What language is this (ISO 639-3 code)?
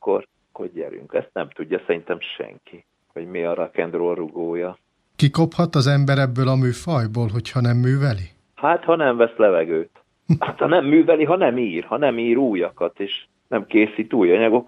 hun